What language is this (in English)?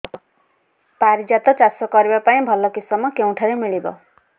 Odia